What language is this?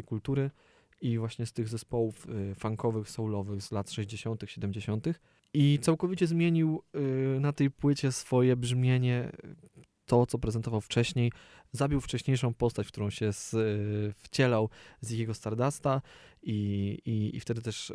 Polish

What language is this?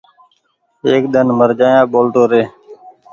Goaria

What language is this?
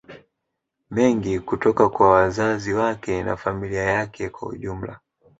Swahili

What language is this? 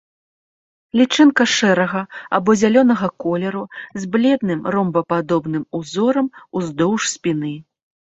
Belarusian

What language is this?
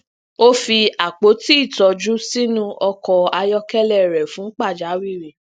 Yoruba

